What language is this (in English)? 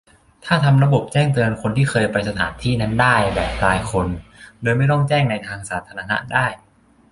Thai